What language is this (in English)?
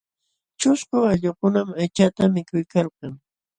Jauja Wanca Quechua